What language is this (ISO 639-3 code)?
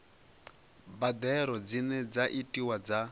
ven